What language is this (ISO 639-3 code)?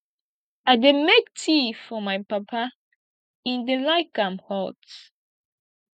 pcm